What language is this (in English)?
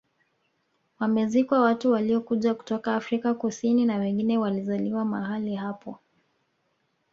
Swahili